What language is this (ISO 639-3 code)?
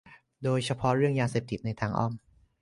tha